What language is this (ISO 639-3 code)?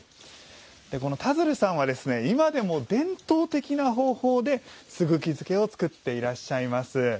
jpn